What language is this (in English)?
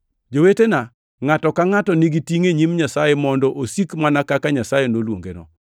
Luo (Kenya and Tanzania)